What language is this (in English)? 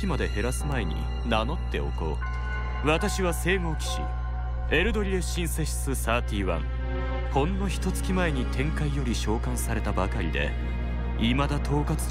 Japanese